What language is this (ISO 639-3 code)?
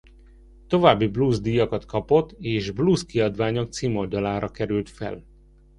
hun